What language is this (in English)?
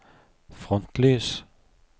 Norwegian